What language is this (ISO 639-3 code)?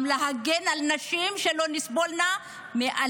heb